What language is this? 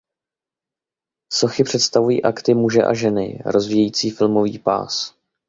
Czech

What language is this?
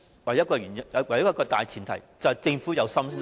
Cantonese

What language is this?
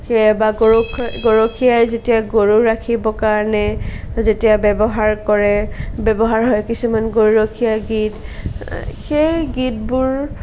Assamese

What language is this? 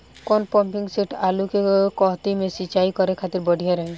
Bhojpuri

